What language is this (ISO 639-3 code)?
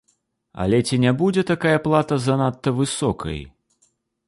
bel